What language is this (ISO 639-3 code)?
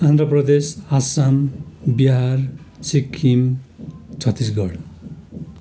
nep